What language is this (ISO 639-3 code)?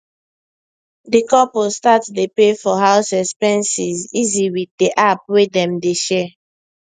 pcm